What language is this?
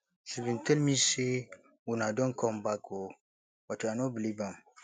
Nigerian Pidgin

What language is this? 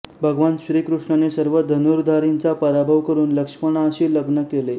Marathi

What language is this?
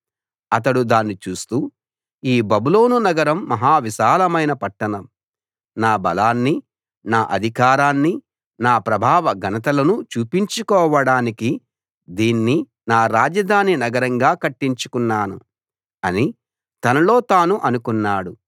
Telugu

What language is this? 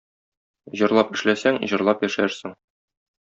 Tatar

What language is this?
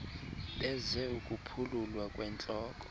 Xhosa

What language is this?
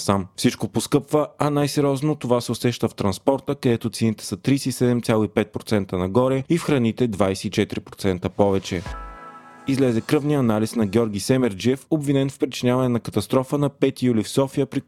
Bulgarian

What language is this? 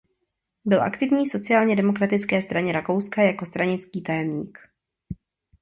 Czech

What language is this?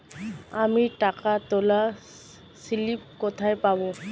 Bangla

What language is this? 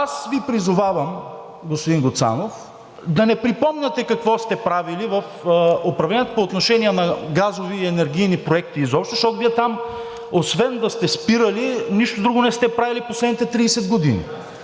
Bulgarian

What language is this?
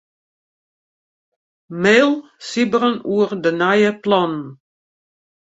Western Frisian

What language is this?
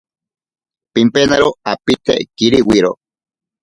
Ashéninka Perené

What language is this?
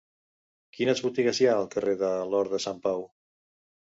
Catalan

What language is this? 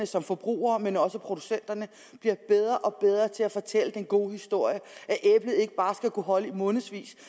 Danish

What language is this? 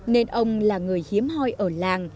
Vietnamese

